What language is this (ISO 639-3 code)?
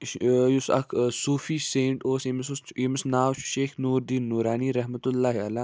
kas